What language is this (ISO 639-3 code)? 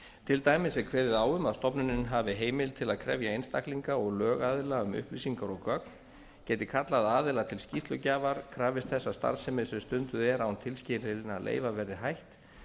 isl